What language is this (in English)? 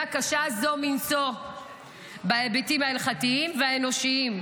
Hebrew